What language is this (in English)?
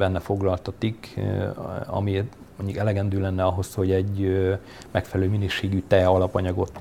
Hungarian